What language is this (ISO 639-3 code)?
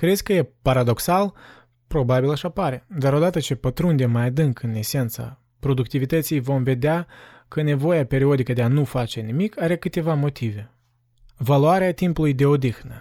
ron